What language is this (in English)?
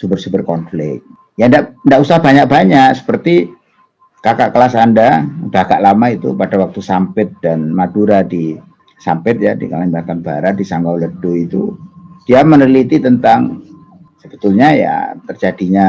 Indonesian